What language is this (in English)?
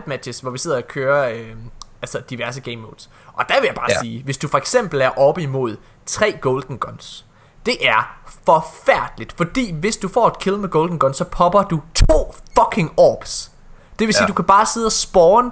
Danish